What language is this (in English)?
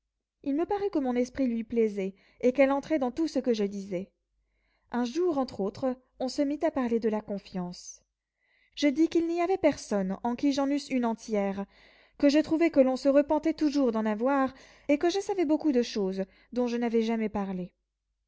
French